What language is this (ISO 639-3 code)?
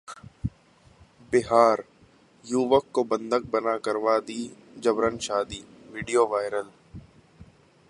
hin